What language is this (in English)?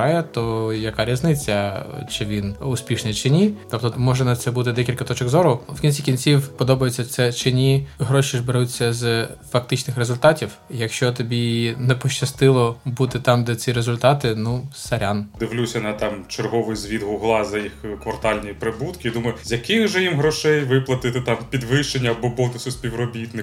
Ukrainian